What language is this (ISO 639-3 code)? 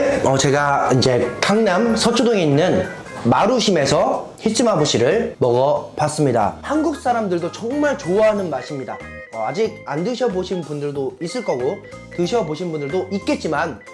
kor